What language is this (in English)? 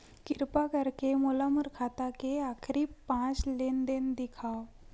Chhattisgarhi